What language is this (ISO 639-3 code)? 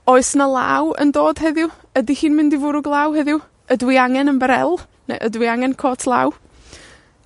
cym